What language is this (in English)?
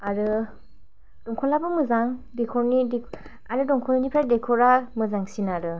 Bodo